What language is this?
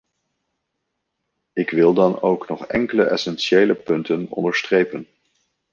Dutch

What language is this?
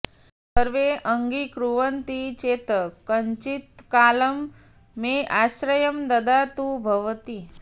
Sanskrit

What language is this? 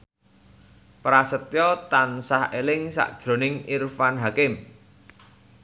Javanese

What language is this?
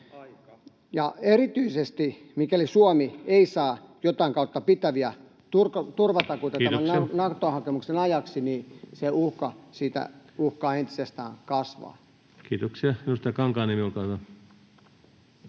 Finnish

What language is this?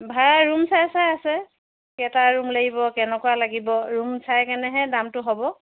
Assamese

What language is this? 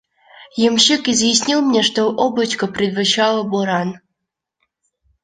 Russian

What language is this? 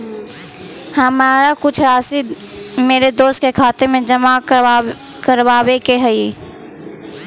Magahi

